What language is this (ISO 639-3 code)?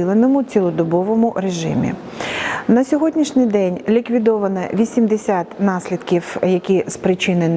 ukr